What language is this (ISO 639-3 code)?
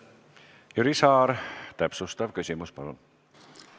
est